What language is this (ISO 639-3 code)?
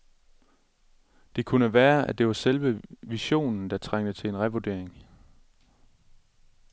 dan